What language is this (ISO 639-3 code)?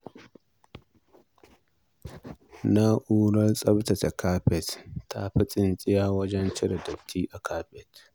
hau